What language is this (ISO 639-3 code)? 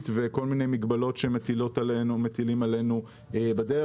heb